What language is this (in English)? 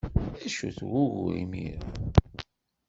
Kabyle